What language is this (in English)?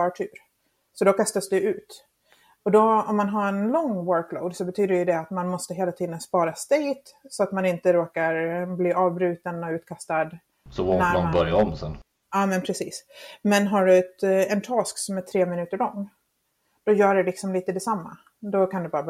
Swedish